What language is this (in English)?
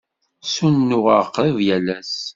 Kabyle